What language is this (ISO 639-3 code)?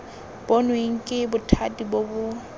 tsn